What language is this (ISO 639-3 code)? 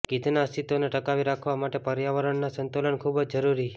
guj